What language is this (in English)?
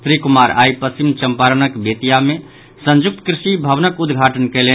Maithili